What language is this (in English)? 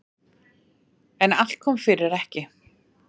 Icelandic